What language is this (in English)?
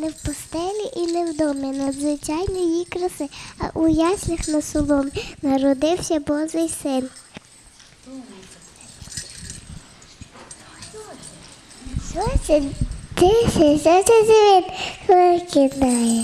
Ukrainian